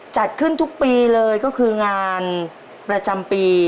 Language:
Thai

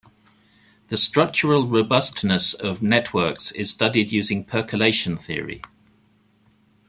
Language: English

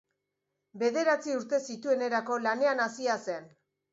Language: Basque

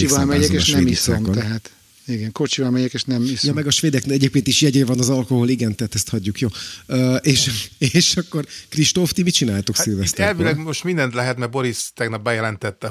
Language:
Hungarian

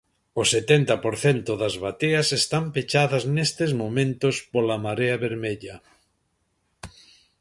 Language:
Galician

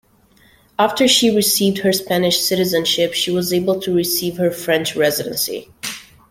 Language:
English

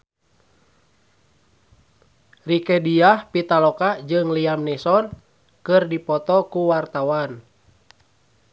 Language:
Sundanese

